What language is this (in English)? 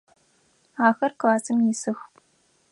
Adyghe